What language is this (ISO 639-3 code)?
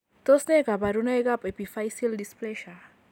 kln